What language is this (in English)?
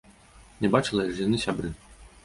Belarusian